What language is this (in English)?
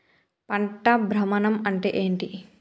Telugu